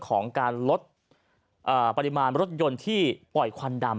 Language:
Thai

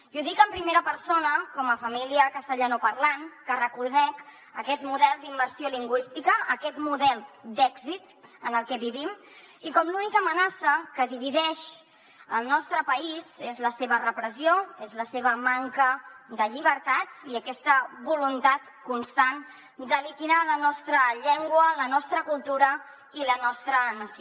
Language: Catalan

